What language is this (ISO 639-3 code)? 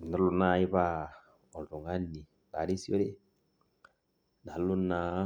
mas